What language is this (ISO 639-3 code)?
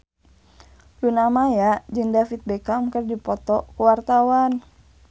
sun